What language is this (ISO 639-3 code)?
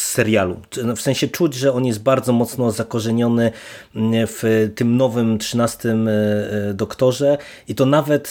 pol